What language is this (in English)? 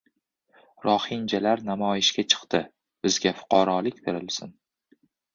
Uzbek